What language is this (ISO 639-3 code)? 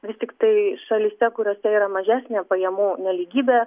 lit